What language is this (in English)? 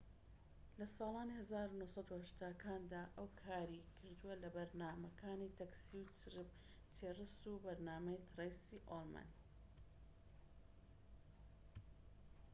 Central Kurdish